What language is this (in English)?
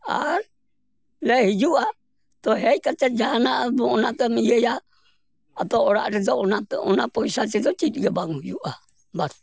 Santali